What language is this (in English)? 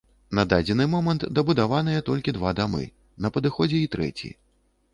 Belarusian